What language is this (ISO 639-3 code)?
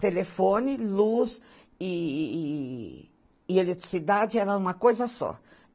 por